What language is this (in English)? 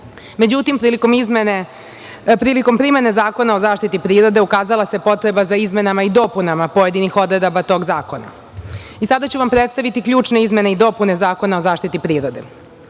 Serbian